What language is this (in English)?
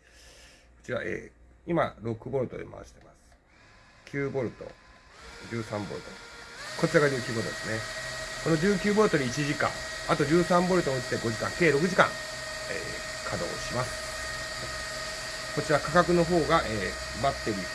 Japanese